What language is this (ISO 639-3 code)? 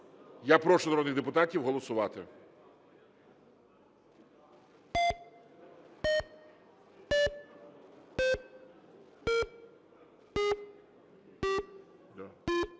ukr